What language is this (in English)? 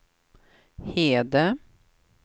Swedish